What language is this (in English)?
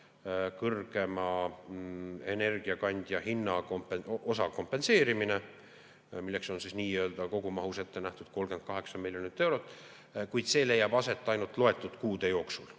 Estonian